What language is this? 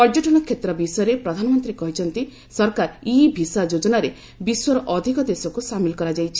Odia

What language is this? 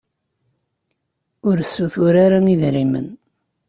Kabyle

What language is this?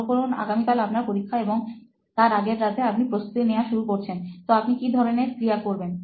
Bangla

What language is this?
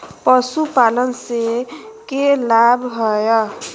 Magahi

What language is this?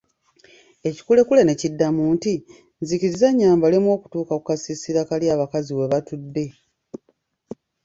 Ganda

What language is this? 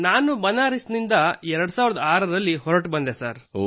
Kannada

